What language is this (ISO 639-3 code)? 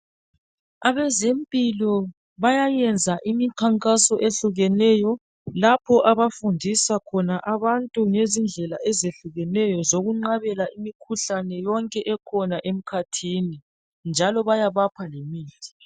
nde